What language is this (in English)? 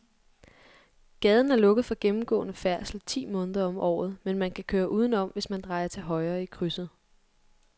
Danish